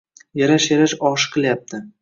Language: Uzbek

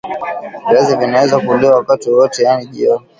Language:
Swahili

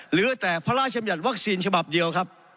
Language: Thai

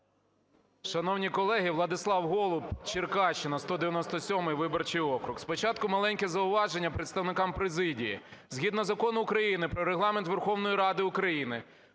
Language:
Ukrainian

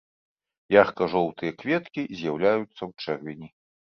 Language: Belarusian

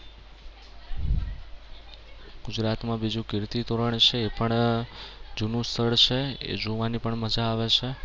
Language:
Gujarati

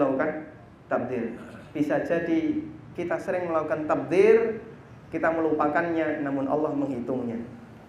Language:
Indonesian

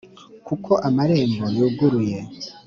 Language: Kinyarwanda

